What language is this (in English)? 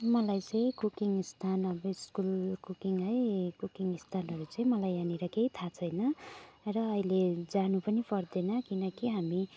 Nepali